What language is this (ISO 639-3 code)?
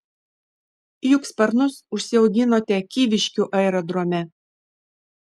lit